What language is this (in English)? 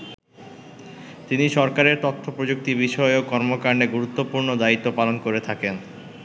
Bangla